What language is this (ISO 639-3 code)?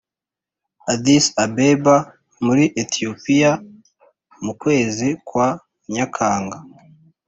kin